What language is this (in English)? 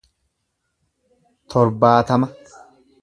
Oromo